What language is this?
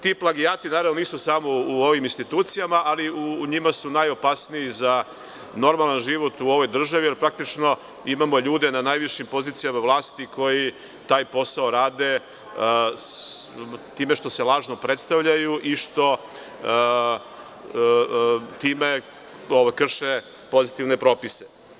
Serbian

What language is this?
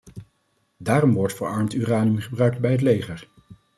Dutch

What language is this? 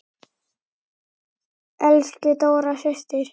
Icelandic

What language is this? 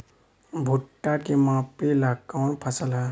Bhojpuri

